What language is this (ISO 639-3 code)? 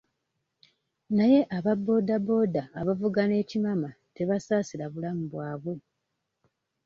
lug